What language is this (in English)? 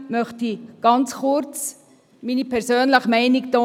Swiss German